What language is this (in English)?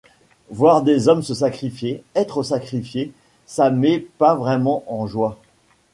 French